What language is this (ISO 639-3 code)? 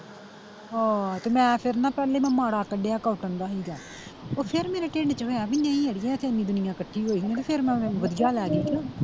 pan